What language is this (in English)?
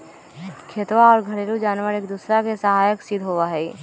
Magahi